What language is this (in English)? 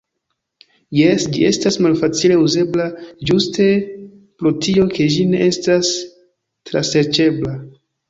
Esperanto